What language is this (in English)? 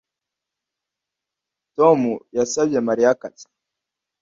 Kinyarwanda